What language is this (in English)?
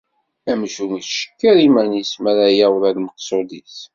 Kabyle